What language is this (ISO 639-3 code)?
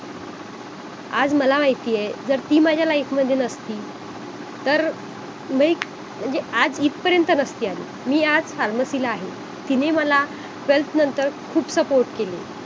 mar